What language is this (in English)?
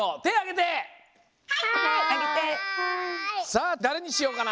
Japanese